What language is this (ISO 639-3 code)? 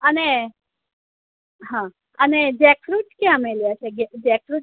guj